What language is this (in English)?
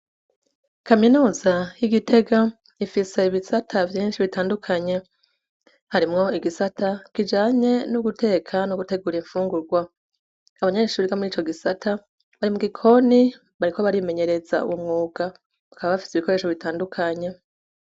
Rundi